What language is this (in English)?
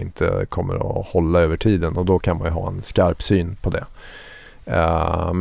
Swedish